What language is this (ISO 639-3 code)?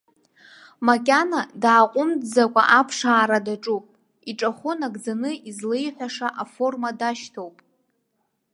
abk